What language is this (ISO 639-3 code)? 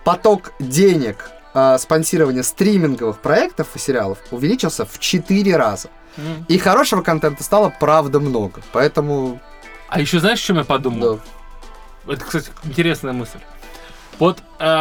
rus